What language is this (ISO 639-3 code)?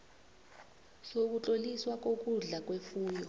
nbl